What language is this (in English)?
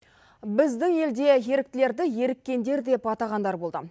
Kazakh